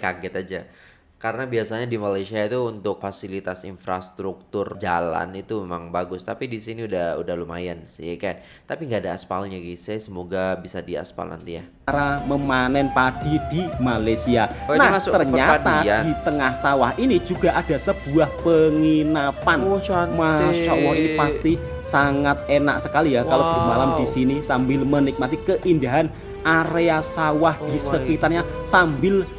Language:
Indonesian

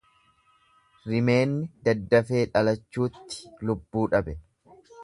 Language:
Oromo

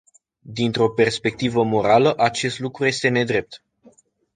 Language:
Romanian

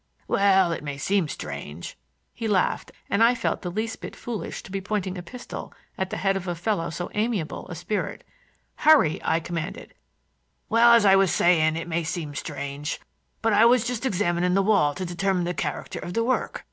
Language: English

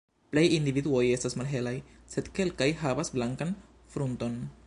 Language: Esperanto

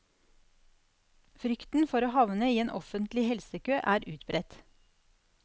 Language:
Norwegian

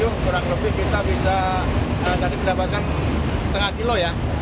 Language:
Indonesian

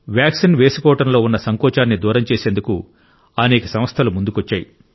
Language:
Telugu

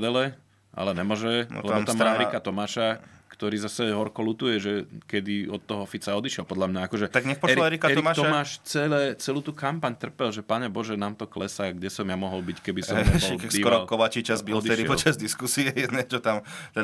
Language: Slovak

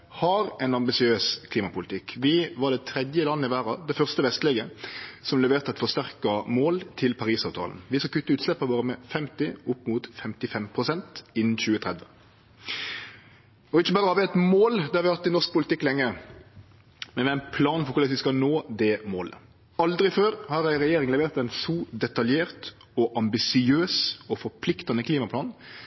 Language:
Norwegian Nynorsk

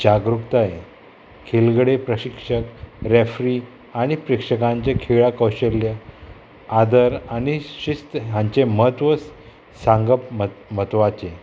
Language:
Konkani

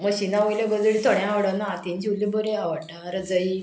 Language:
Konkani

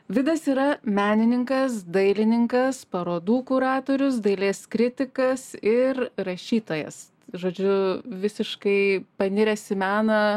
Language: Lithuanian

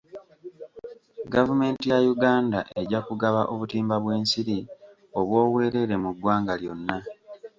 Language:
Ganda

